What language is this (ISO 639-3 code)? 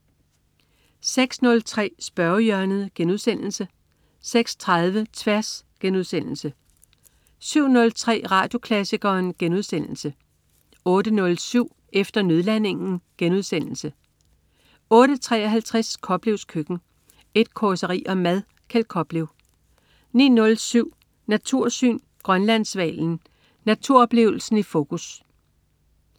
dan